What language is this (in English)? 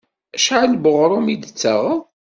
Kabyle